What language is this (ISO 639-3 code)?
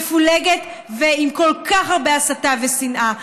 heb